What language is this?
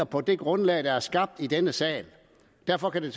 Danish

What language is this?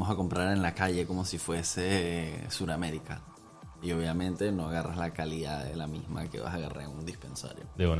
Spanish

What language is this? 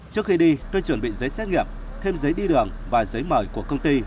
Vietnamese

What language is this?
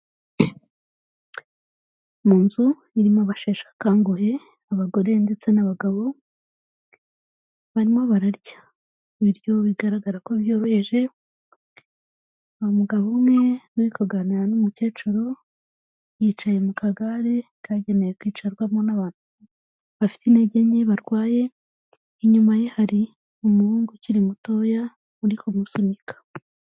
Kinyarwanda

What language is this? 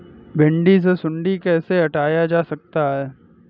Hindi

